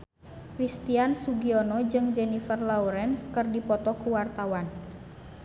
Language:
Sundanese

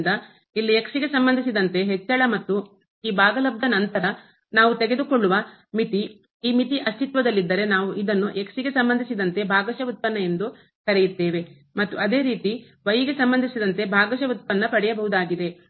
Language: Kannada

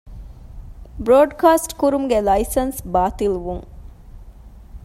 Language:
Divehi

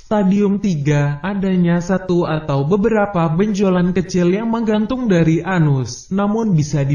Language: Indonesian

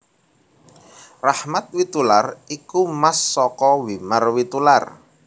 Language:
Javanese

